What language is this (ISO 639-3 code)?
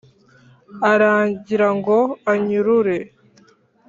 kin